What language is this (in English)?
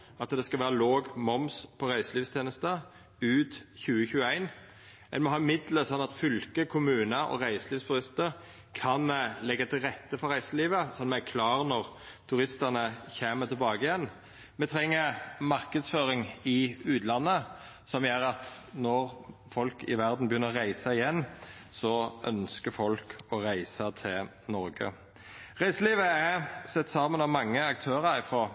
Norwegian Nynorsk